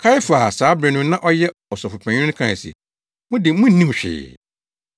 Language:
Akan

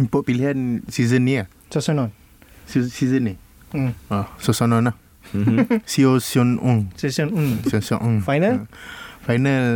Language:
Malay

